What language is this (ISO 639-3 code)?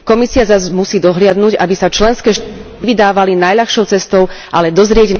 slk